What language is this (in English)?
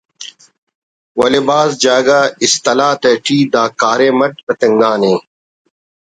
Brahui